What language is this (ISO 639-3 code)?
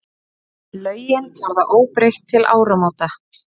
isl